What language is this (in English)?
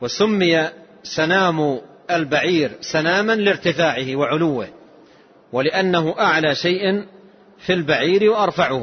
Arabic